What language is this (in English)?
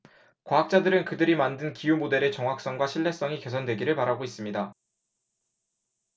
Korean